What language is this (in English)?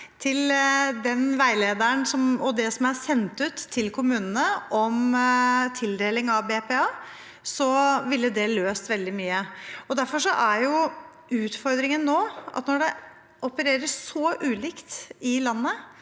Norwegian